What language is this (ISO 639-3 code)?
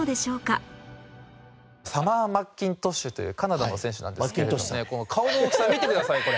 jpn